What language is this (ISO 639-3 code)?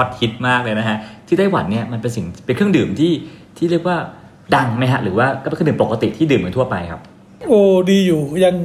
tha